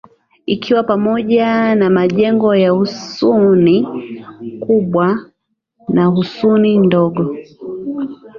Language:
Swahili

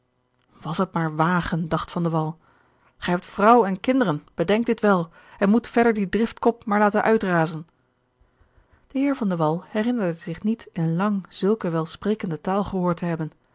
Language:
Dutch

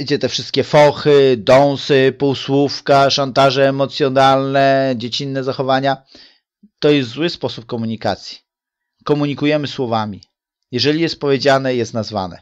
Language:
Polish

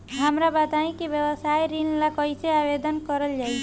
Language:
Bhojpuri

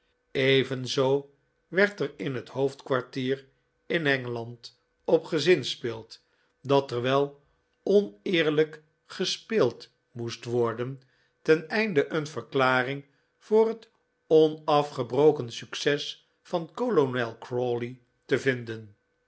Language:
Dutch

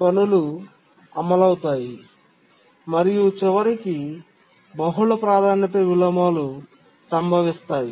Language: Telugu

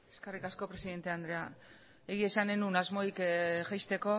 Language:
Basque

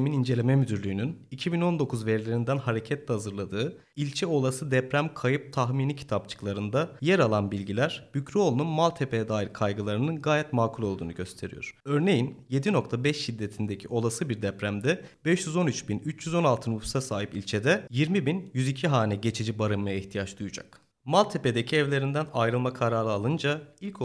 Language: Turkish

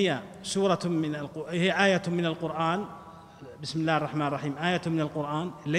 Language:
Arabic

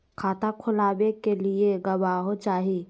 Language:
Magahi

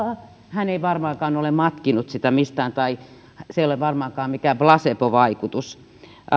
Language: Finnish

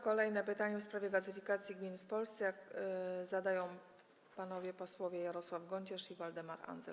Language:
Polish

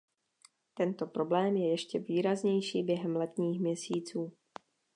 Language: Czech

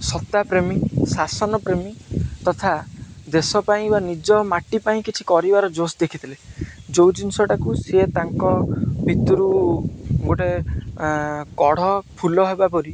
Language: Odia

